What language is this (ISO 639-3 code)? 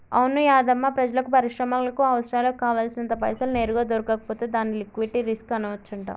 tel